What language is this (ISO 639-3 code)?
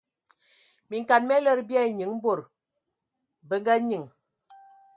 ewo